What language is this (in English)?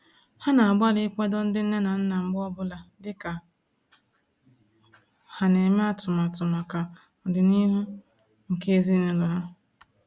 Igbo